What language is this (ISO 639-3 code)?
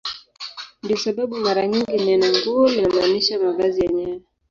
swa